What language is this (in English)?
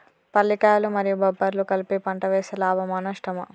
Telugu